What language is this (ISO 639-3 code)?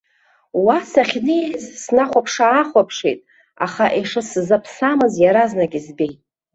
abk